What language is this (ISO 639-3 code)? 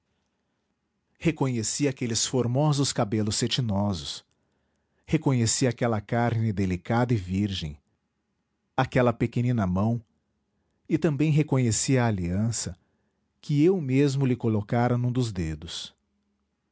por